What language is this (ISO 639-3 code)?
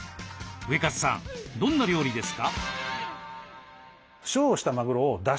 jpn